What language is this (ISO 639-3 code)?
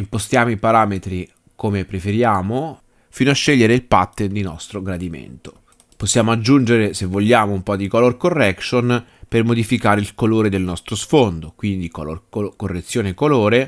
ita